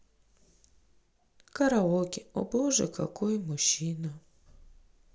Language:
Russian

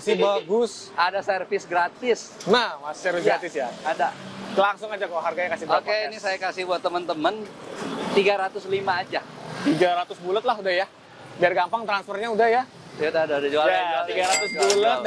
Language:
Indonesian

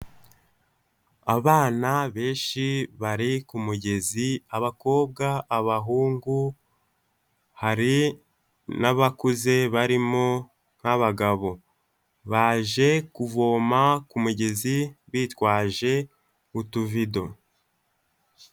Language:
Kinyarwanda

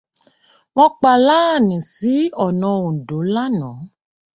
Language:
Yoruba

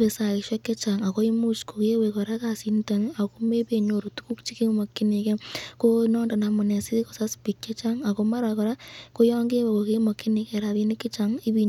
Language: Kalenjin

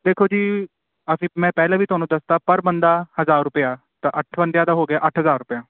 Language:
Punjabi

